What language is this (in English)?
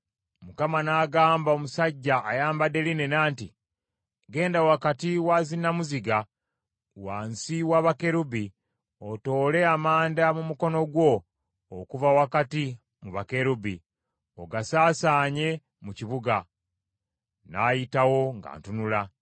Ganda